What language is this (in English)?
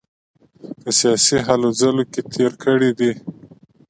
Pashto